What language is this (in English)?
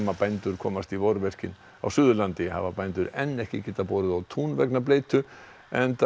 Icelandic